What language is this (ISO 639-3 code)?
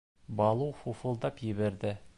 bak